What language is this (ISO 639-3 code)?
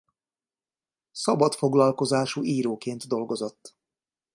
hun